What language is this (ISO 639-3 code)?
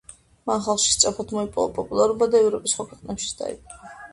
kat